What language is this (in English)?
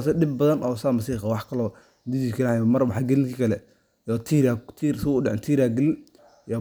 Somali